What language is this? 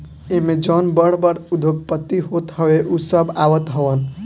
Bhojpuri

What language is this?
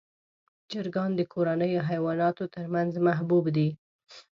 Pashto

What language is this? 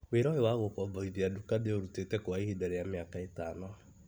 Kikuyu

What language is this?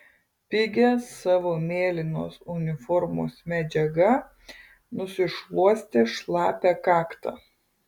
Lithuanian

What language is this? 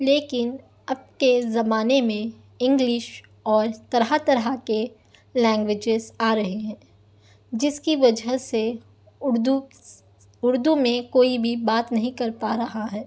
Urdu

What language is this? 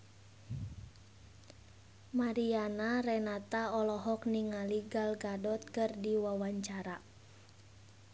Sundanese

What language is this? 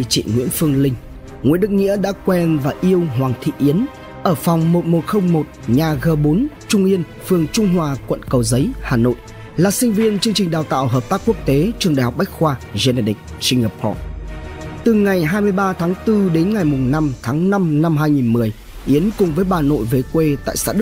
Vietnamese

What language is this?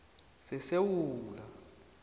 South Ndebele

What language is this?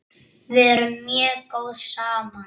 Icelandic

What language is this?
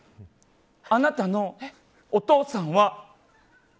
Japanese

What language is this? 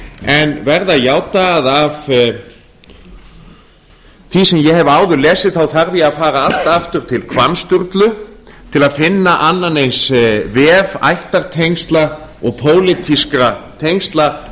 Icelandic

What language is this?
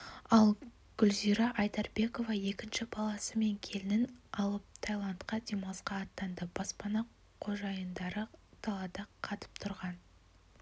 Kazakh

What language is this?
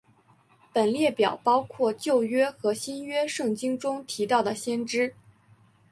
Chinese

